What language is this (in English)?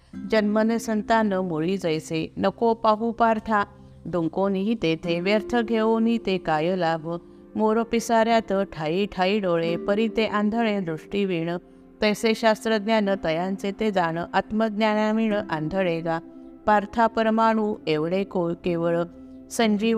Marathi